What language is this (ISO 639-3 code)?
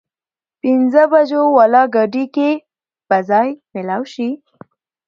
pus